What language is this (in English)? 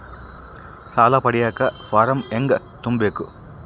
Kannada